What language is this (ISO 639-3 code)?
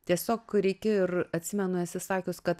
lit